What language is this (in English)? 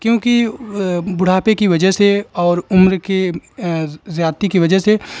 Urdu